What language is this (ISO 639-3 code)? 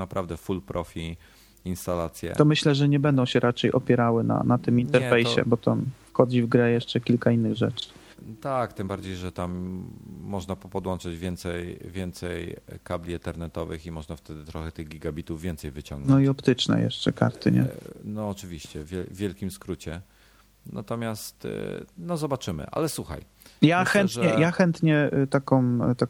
pol